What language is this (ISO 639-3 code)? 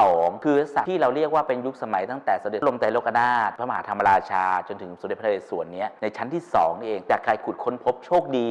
tha